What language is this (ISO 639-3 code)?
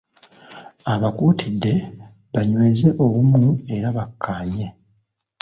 lug